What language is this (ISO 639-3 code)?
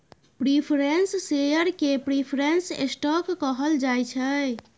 mai